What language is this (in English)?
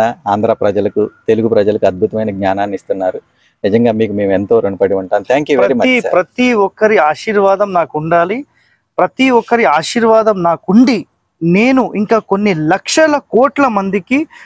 Telugu